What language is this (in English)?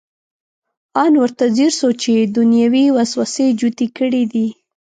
Pashto